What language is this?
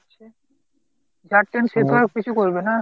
Bangla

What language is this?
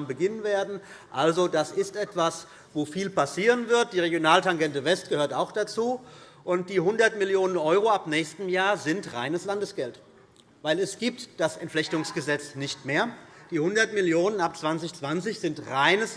German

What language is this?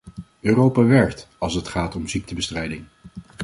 Dutch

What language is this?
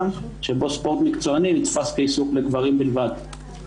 Hebrew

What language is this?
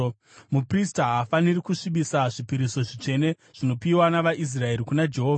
Shona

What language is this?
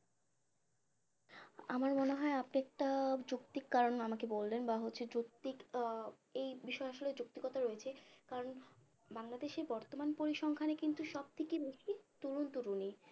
Bangla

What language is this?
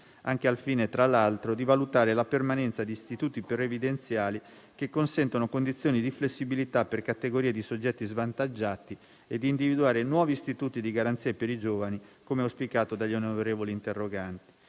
Italian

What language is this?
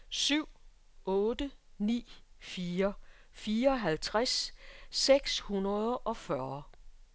Danish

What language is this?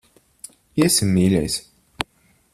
Latvian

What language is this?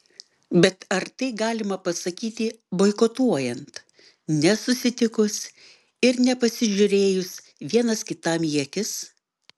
Lithuanian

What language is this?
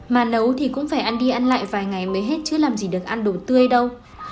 Vietnamese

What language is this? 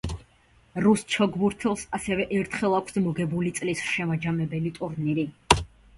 Georgian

